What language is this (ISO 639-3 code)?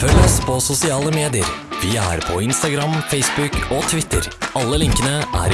nor